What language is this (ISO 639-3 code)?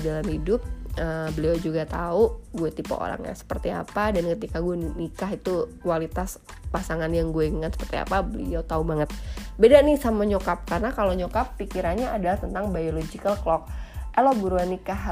ind